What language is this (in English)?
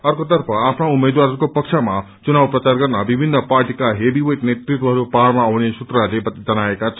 Nepali